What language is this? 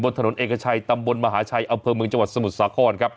Thai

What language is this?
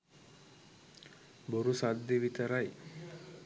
Sinhala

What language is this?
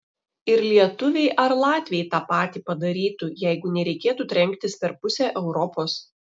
Lithuanian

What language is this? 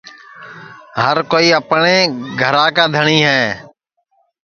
Sansi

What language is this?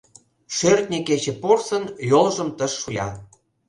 Mari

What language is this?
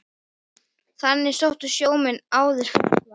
Icelandic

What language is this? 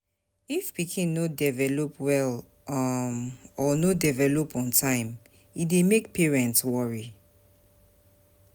Nigerian Pidgin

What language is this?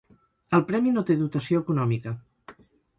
Catalan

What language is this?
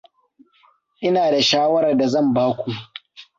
Hausa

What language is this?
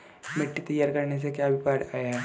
Hindi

